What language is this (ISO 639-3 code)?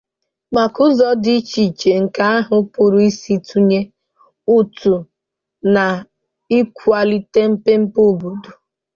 ibo